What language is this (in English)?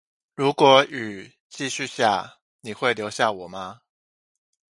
Chinese